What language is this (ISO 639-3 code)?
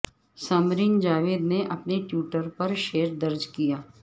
urd